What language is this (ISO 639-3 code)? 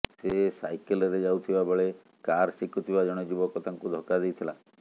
ori